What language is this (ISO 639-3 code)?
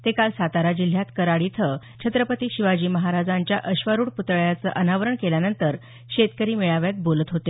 mar